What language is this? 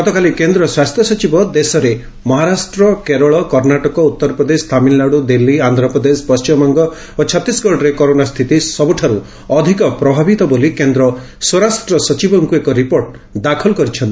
Odia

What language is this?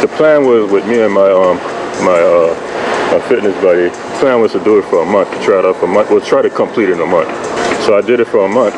English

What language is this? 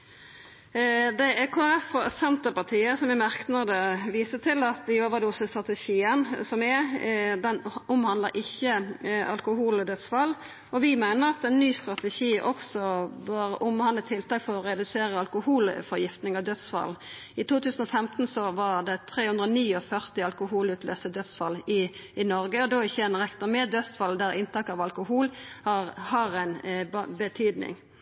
Norwegian Nynorsk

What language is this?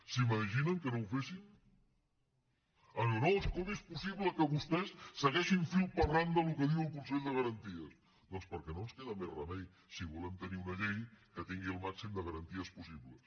Catalan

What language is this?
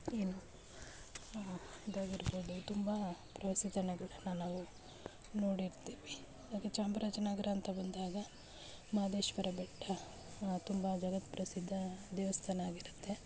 Kannada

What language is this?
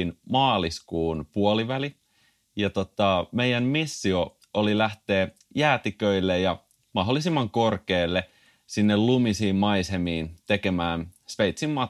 Finnish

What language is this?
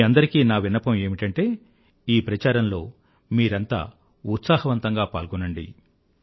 Telugu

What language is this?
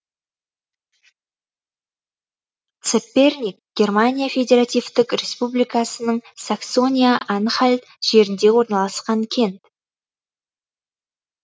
Kazakh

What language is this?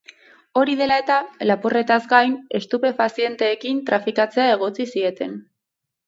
Basque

